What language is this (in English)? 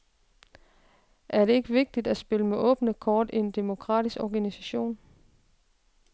Danish